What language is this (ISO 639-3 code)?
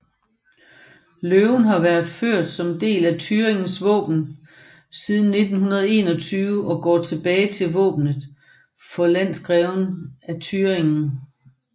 dan